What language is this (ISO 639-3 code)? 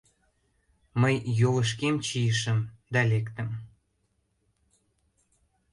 chm